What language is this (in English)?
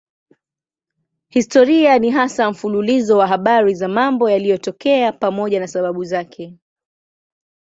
Swahili